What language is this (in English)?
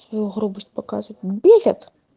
Russian